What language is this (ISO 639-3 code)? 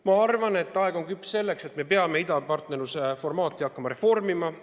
est